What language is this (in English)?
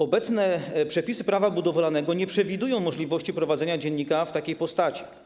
Polish